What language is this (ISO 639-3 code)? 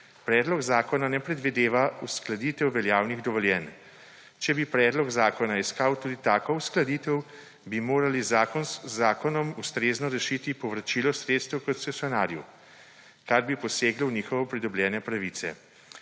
slv